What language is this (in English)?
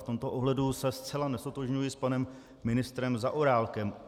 Czech